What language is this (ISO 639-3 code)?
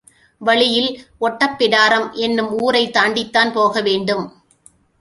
tam